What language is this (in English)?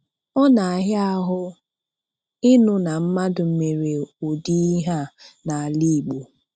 Igbo